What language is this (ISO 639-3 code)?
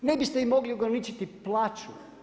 hrv